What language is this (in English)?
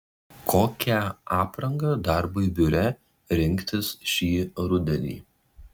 Lithuanian